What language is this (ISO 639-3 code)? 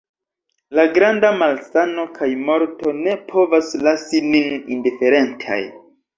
epo